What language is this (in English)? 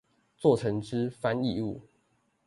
Chinese